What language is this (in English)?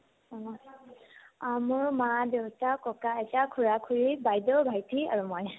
Assamese